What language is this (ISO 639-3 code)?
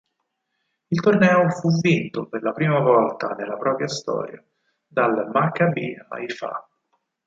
ita